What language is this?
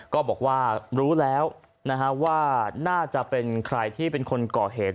Thai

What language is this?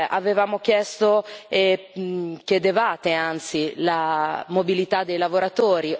Italian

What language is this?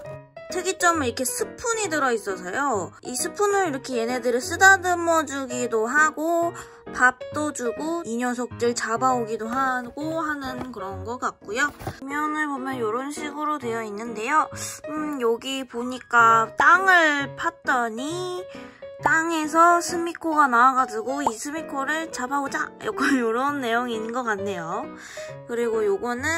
Korean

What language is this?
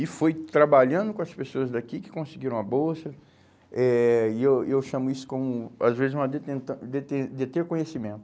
Portuguese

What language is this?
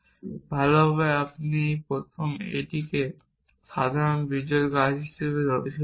Bangla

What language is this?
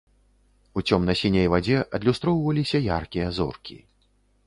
Belarusian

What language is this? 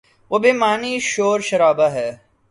Urdu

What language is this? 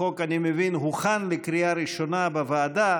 Hebrew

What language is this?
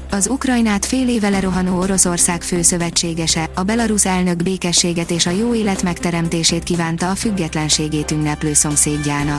Hungarian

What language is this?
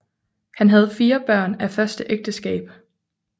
Danish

